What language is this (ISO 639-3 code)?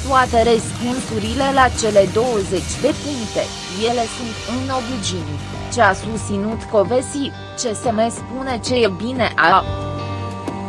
ron